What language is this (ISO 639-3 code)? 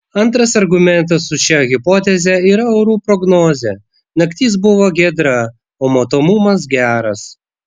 lit